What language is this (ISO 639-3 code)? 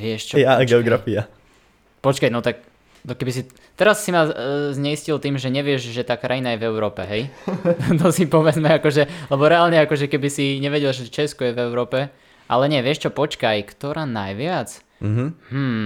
slk